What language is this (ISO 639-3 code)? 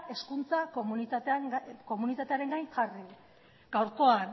eus